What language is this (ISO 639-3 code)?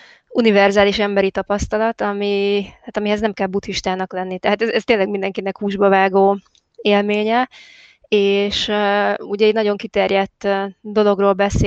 hun